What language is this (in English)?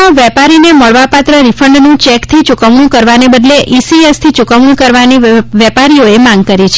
Gujarati